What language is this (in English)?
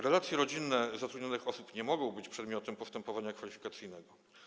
Polish